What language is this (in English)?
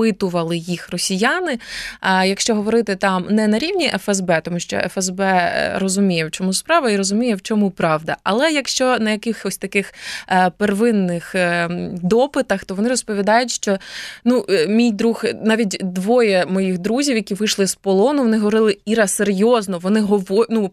Ukrainian